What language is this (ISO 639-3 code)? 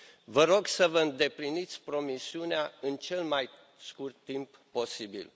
ron